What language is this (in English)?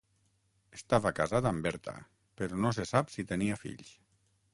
Catalan